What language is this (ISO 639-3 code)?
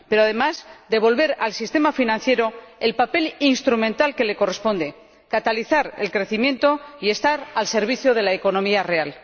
spa